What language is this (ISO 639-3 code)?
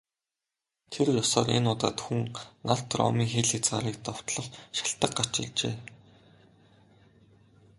mon